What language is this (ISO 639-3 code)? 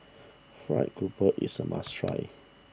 eng